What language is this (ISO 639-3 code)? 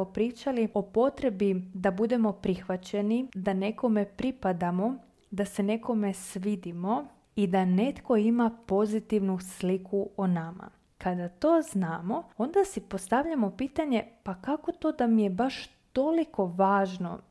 hrv